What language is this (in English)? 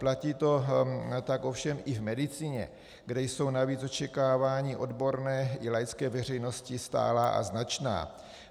Czech